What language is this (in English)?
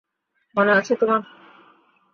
Bangla